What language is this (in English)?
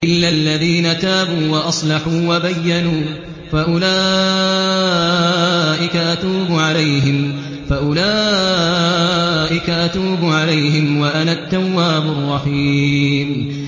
Arabic